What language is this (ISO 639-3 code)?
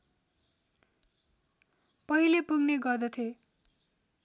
nep